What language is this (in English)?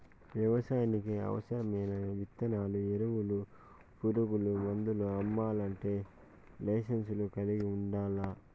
Telugu